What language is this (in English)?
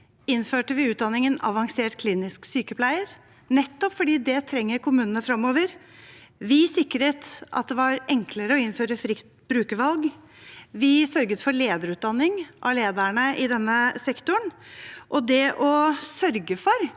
Norwegian